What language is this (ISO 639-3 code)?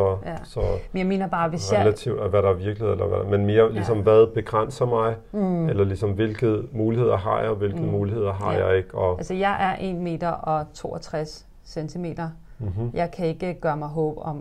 dan